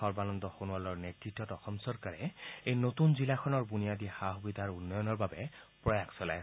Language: Assamese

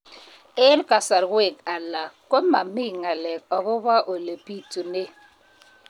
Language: Kalenjin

